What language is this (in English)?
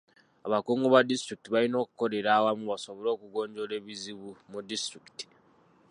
Ganda